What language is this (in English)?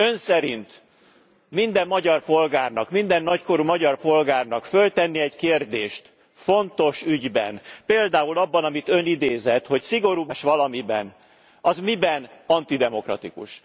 Hungarian